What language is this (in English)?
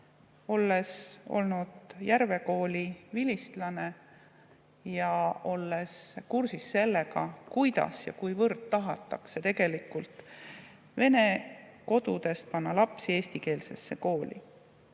Estonian